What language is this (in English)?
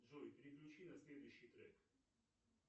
Russian